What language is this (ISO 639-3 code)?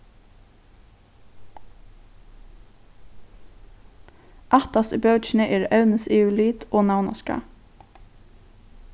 fao